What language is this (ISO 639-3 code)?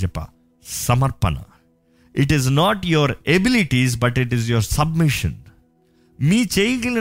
tel